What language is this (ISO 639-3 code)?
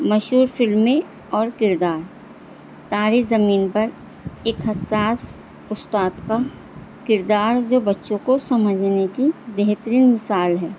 urd